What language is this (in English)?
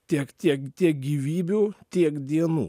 Lithuanian